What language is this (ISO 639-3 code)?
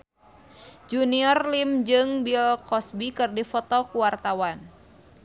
sun